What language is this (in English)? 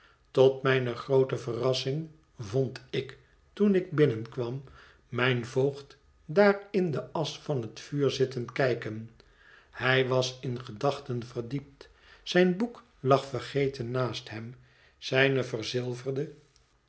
Dutch